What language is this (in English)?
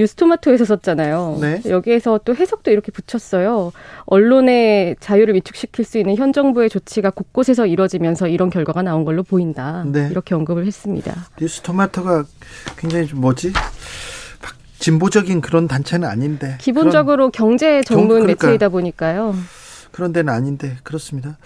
Korean